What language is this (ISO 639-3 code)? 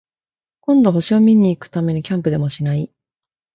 jpn